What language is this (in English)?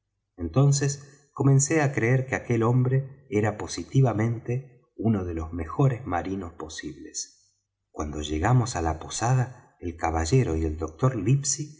Spanish